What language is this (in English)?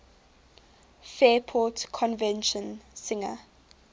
English